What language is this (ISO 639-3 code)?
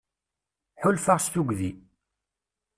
kab